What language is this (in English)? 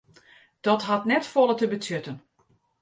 Western Frisian